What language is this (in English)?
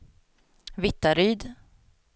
Swedish